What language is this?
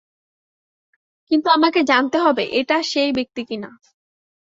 Bangla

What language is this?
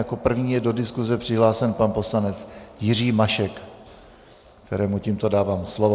Czech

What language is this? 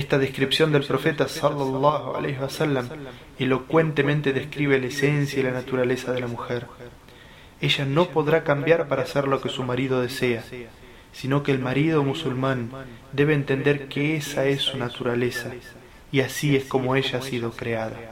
Spanish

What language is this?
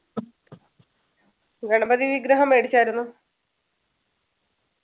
Malayalam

